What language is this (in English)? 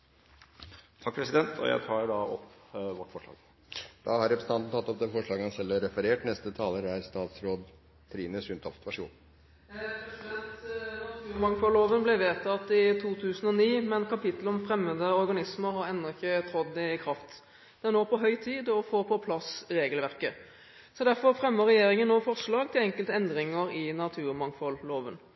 Norwegian